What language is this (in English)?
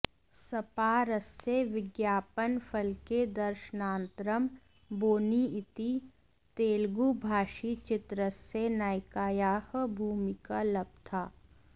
Sanskrit